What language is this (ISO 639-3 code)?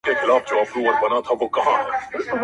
pus